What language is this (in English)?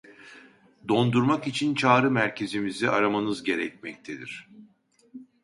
Turkish